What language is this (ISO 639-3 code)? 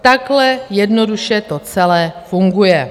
ces